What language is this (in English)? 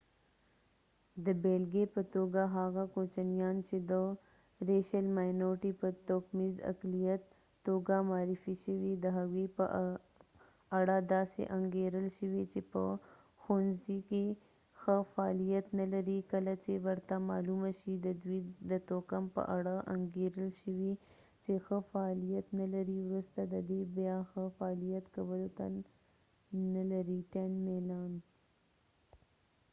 Pashto